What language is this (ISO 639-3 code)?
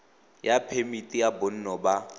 tsn